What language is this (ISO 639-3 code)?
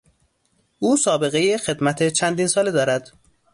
fas